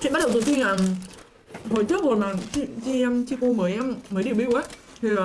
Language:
Vietnamese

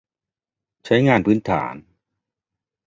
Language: Thai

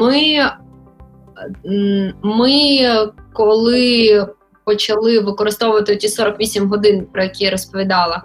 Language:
Ukrainian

